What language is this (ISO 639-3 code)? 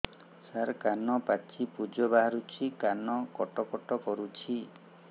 ori